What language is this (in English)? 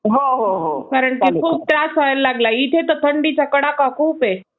Marathi